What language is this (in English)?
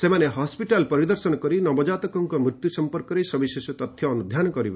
Odia